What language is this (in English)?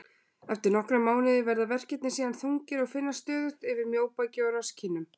Icelandic